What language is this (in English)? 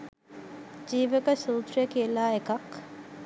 Sinhala